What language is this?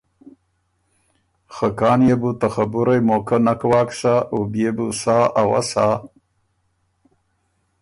Ormuri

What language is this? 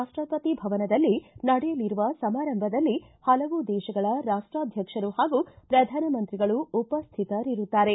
Kannada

